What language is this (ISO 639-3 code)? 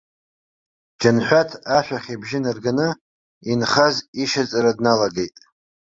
abk